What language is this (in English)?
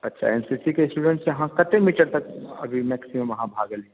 Maithili